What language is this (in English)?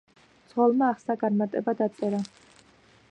Georgian